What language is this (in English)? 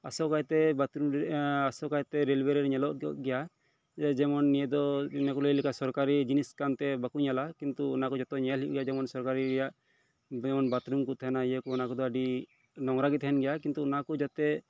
Santali